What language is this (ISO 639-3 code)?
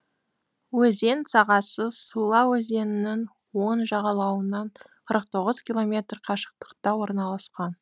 kaz